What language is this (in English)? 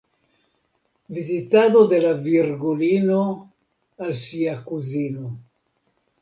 Esperanto